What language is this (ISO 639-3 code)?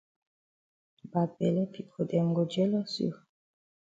wes